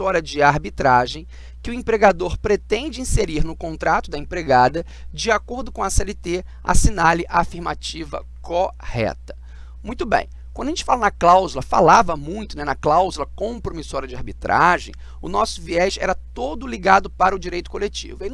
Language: Portuguese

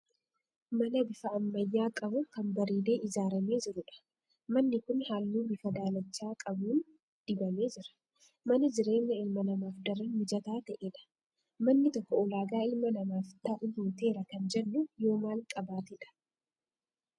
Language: Oromo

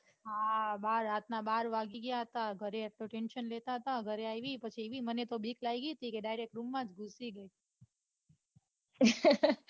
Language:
Gujarati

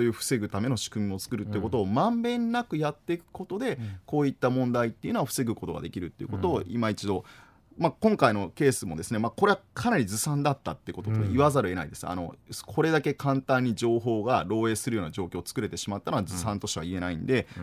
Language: Japanese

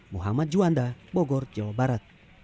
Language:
Indonesian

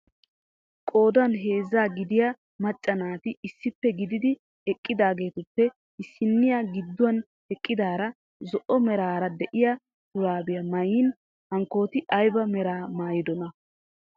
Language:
Wolaytta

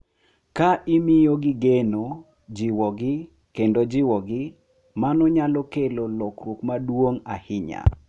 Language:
Luo (Kenya and Tanzania)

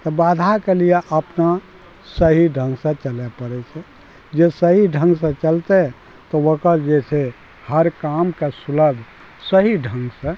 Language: Maithili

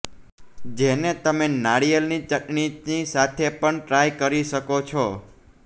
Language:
Gujarati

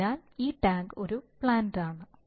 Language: Malayalam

